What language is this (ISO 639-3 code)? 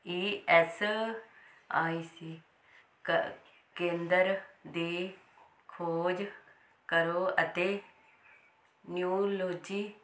pan